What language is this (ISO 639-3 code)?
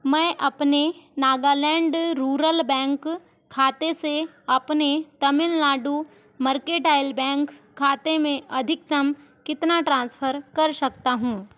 hin